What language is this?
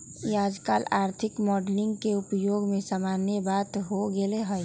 Magahi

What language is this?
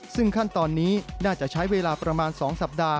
Thai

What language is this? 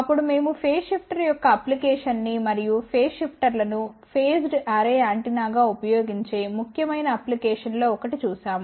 Telugu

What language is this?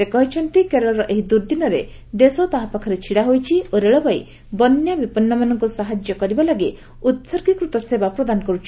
Odia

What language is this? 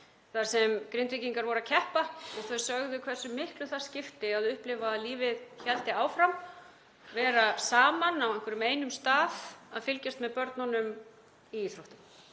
Icelandic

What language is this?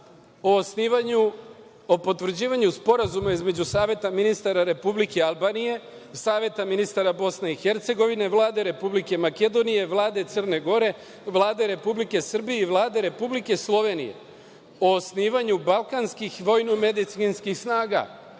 Serbian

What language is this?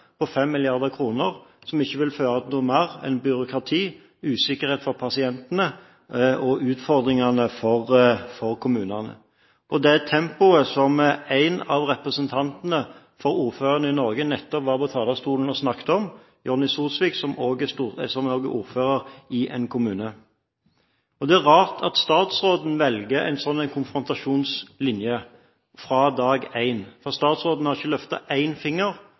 Norwegian Bokmål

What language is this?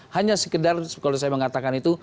Indonesian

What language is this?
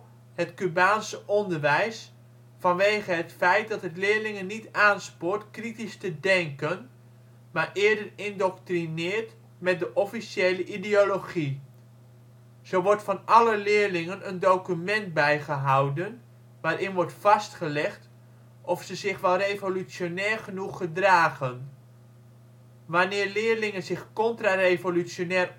Dutch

